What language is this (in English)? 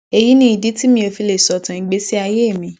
Yoruba